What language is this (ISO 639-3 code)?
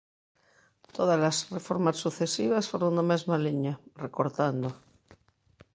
glg